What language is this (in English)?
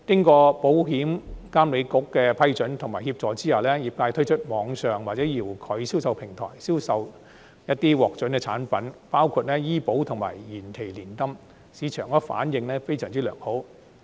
Cantonese